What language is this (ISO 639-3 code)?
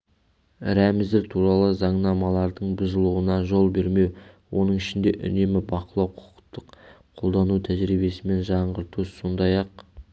kaz